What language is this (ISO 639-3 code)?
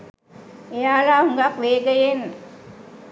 sin